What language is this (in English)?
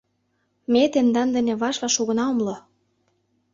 Mari